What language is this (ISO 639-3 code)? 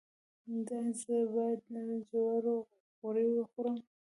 pus